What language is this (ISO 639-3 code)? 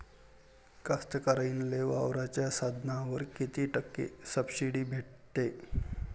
mar